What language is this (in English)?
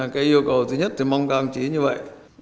Vietnamese